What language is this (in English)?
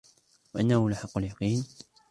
Arabic